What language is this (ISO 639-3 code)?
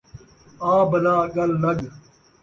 skr